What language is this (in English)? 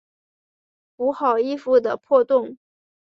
Chinese